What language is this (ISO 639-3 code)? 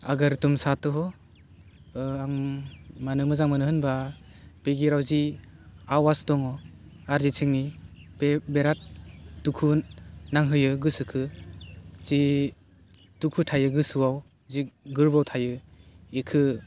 brx